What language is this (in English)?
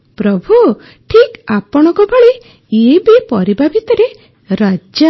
Odia